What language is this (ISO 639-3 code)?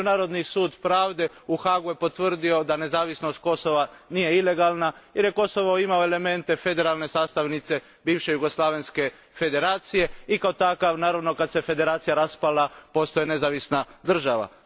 hrv